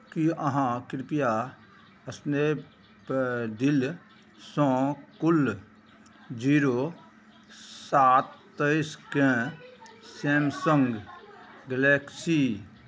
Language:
Maithili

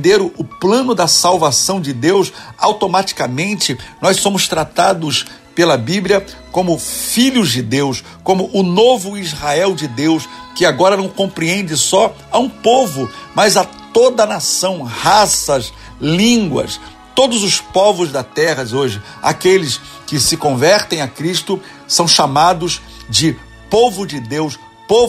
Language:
Portuguese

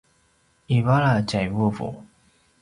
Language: Paiwan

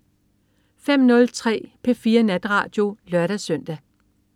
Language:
Danish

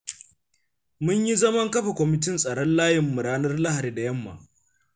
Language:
Hausa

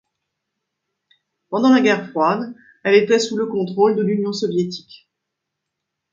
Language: French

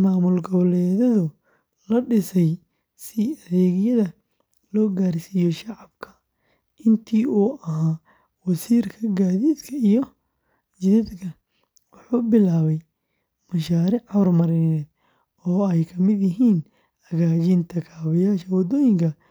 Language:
Somali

